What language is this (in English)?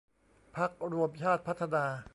Thai